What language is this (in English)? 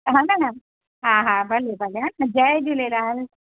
Sindhi